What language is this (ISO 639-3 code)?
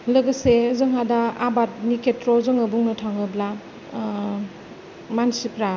brx